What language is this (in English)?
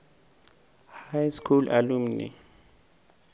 Northern Sotho